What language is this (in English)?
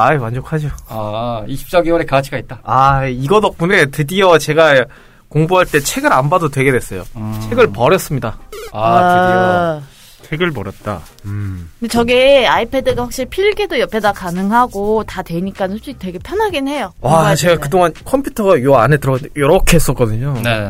Korean